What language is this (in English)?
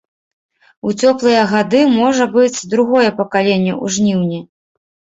Belarusian